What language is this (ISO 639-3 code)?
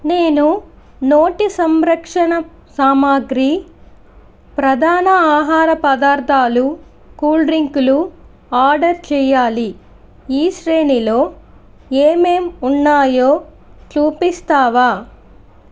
tel